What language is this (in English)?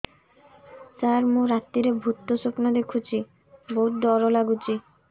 Odia